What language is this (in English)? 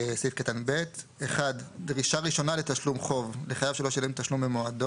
Hebrew